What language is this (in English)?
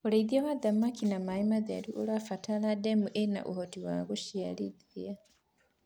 Kikuyu